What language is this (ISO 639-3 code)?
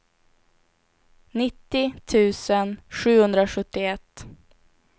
swe